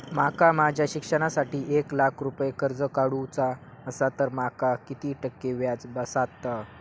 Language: Marathi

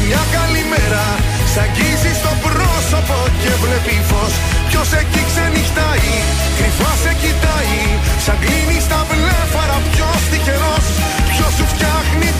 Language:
Greek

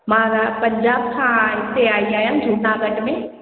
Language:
Sindhi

